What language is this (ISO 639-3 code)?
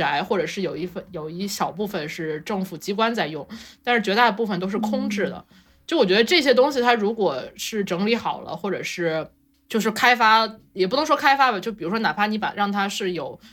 zho